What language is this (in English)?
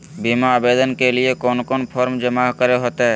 Magahi